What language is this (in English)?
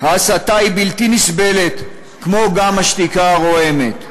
Hebrew